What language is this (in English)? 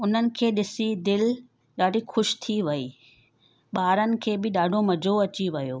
Sindhi